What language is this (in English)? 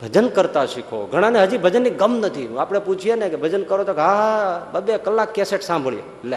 Gujarati